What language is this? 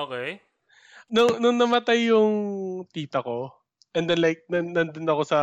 Filipino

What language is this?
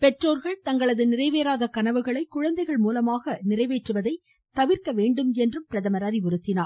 Tamil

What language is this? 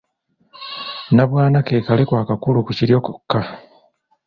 Ganda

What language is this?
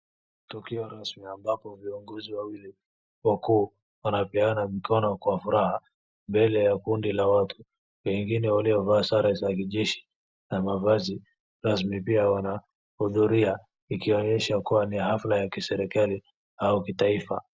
Swahili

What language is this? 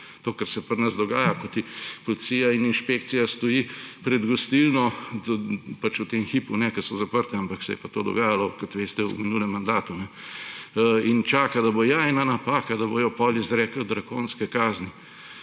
Slovenian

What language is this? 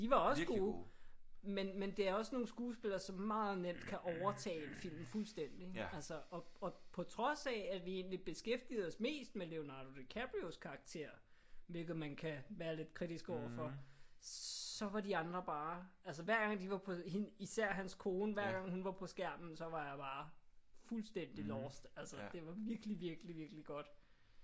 Danish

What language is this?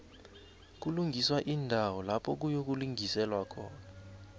South Ndebele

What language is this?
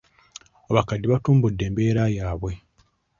Ganda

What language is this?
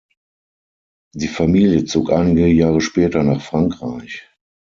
German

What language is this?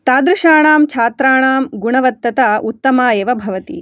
Sanskrit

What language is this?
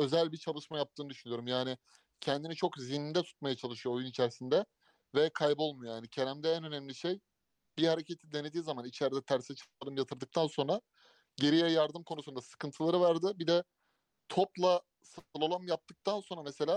Turkish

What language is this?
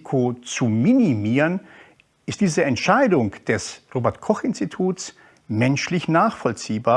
German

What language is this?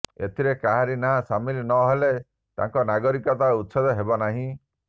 Odia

